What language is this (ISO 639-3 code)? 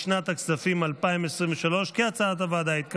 heb